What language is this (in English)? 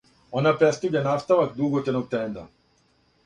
Serbian